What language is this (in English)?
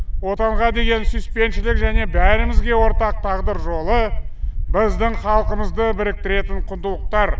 Kazakh